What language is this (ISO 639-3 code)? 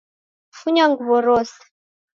dav